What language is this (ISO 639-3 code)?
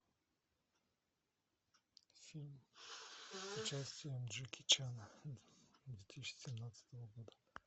rus